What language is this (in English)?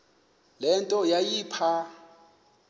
Xhosa